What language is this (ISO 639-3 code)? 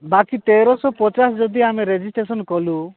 ori